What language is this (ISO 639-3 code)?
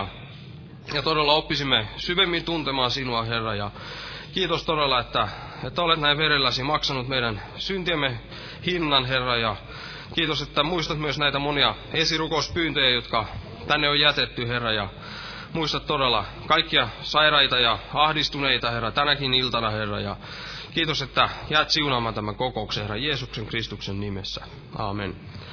fin